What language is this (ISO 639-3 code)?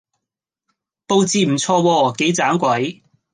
yue